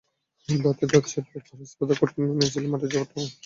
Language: Bangla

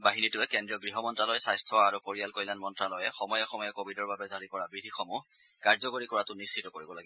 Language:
Assamese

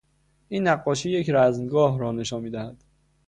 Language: Persian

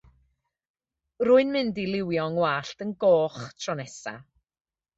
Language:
Welsh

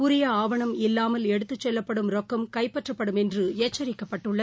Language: Tamil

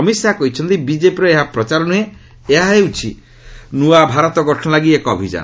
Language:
Odia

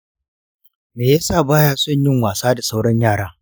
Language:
Hausa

